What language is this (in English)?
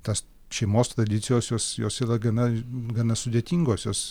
Lithuanian